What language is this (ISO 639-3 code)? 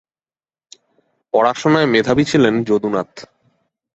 ben